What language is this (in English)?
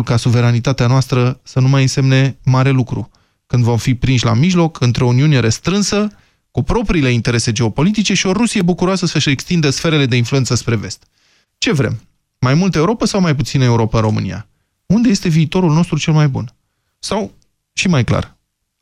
Romanian